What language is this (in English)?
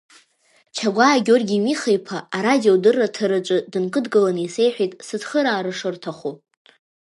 Abkhazian